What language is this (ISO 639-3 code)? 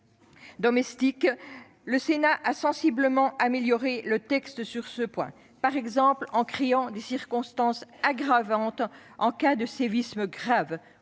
fra